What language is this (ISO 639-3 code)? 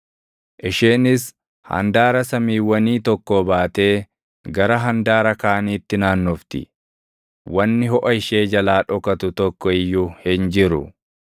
orm